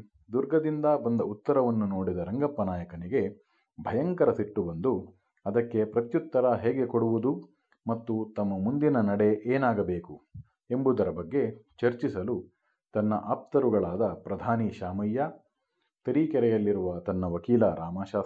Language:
Kannada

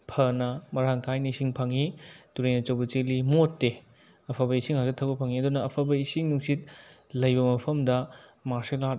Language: Manipuri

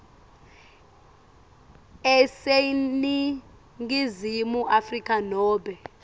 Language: Swati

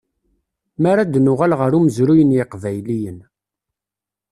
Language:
Kabyle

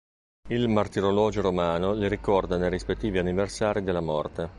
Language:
Italian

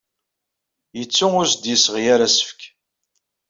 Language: Kabyle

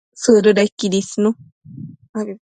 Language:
Matsés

